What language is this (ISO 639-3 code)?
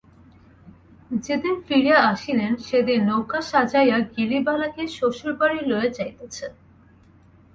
ben